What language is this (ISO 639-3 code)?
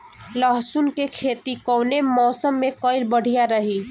bho